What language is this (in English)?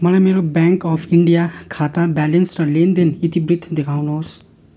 Nepali